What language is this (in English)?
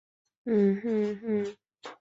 Chinese